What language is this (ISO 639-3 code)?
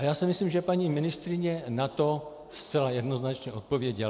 ces